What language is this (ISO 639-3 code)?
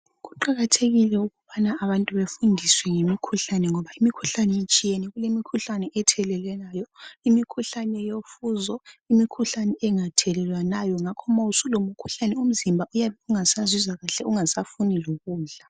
nde